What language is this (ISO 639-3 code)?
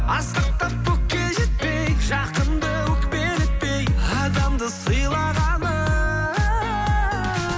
kaz